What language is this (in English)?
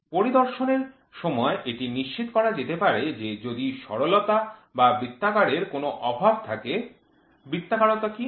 Bangla